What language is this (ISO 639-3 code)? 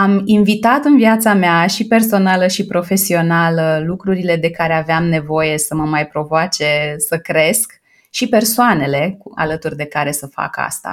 ron